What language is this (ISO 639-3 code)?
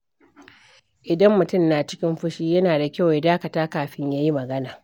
hau